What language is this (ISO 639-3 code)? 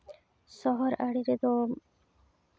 sat